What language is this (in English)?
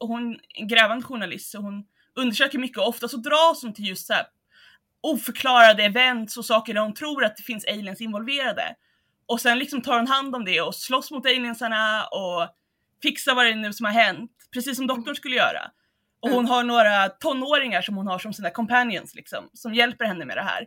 Swedish